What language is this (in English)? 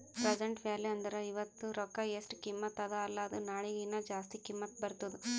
Kannada